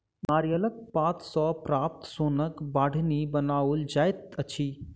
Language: Maithili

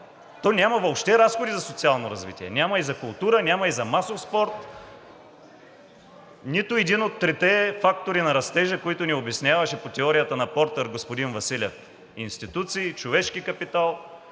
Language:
Bulgarian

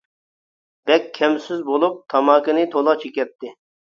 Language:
Uyghur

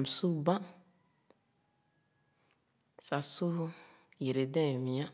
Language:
Khana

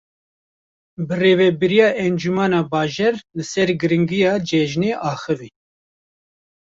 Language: Kurdish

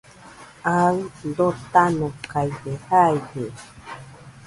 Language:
Nüpode Huitoto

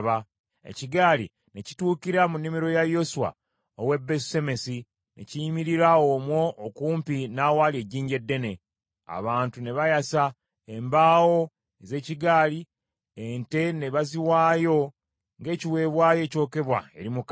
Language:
Ganda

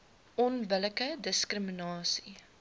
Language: Afrikaans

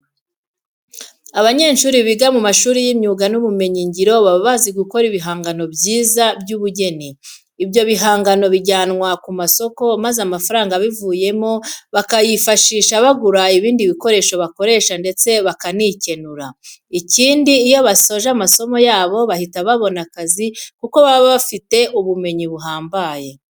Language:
Kinyarwanda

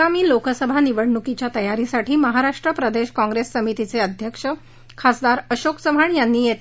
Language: Marathi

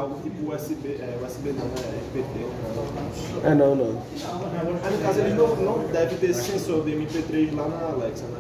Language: Portuguese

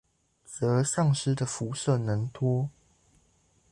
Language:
Chinese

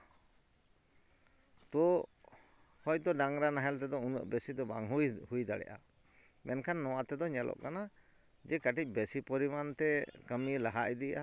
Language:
Santali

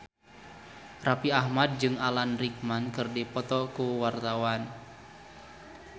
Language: Sundanese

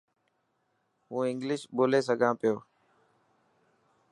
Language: Dhatki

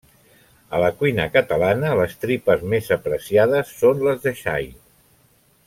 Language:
Catalan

